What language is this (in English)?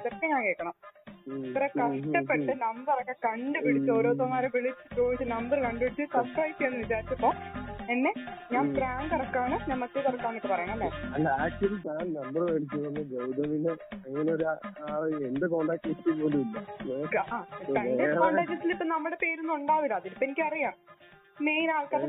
Malayalam